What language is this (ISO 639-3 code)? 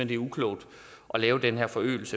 dan